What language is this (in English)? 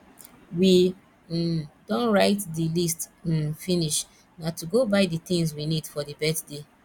Nigerian Pidgin